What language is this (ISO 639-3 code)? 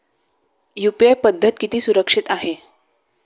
mar